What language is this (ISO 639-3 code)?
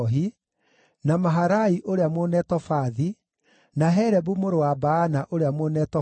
kik